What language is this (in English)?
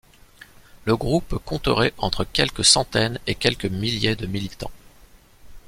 French